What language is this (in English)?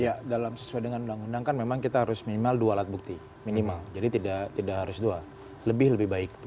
Indonesian